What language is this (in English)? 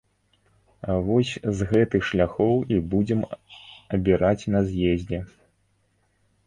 Belarusian